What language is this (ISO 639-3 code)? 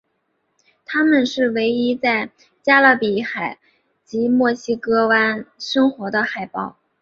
zho